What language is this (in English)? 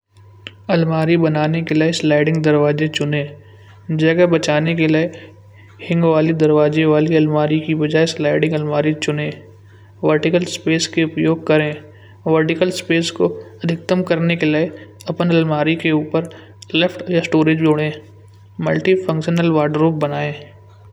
Kanauji